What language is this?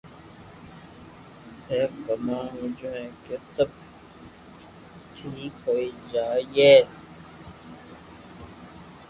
Loarki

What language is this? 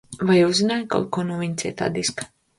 Latvian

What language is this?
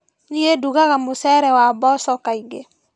Kikuyu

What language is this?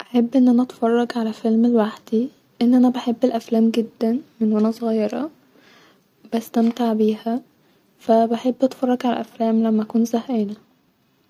Egyptian Arabic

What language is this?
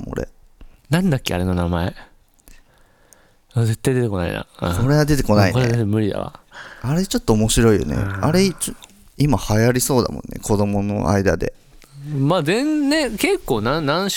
Japanese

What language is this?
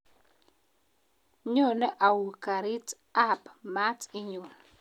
Kalenjin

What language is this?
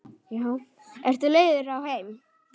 Icelandic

